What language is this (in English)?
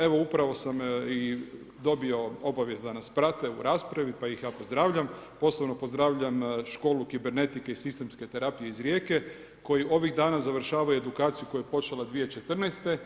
Croatian